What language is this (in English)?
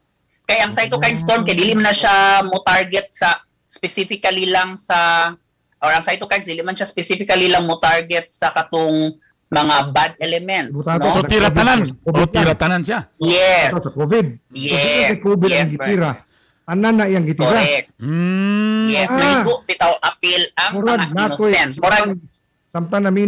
Filipino